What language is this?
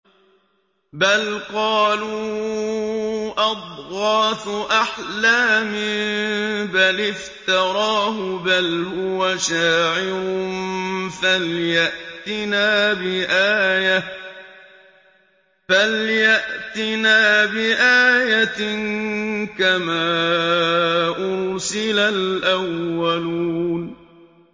Arabic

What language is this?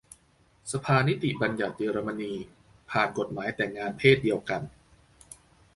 Thai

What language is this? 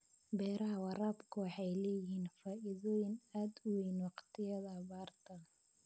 Somali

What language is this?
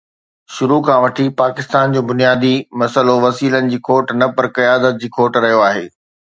Sindhi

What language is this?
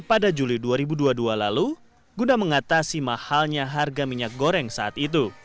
Indonesian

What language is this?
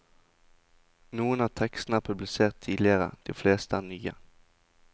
Norwegian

